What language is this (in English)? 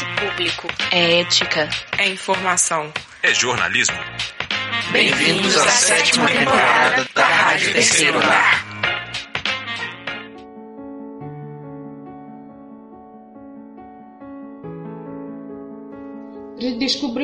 Portuguese